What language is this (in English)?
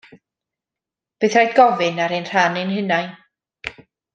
Welsh